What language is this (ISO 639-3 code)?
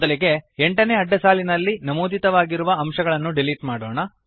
kan